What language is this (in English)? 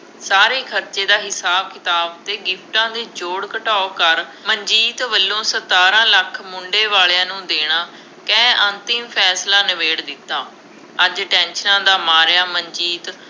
Punjabi